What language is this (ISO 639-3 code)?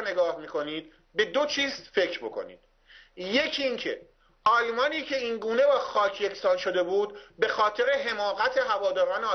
fas